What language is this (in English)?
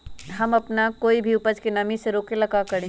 Magahi